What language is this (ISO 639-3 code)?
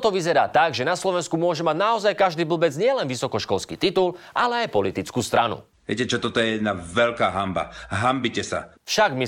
slk